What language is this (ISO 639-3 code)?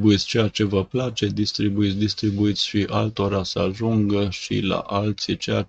ron